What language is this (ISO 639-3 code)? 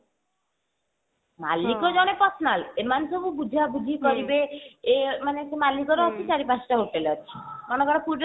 ori